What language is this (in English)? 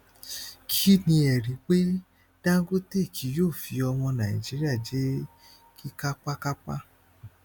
Yoruba